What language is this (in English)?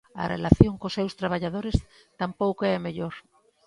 Galician